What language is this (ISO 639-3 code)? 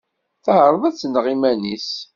kab